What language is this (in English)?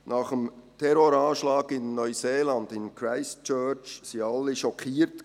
Swiss German